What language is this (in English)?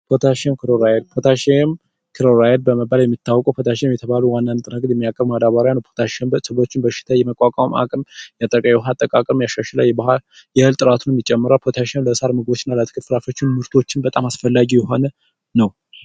Amharic